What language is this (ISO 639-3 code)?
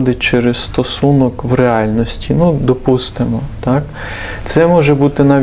ukr